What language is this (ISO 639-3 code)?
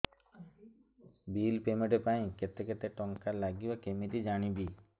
ori